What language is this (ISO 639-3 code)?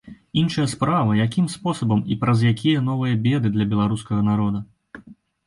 bel